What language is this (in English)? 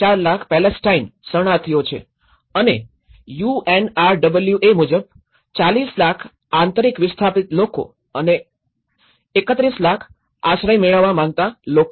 Gujarati